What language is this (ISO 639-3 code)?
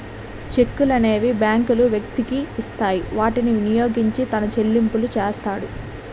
tel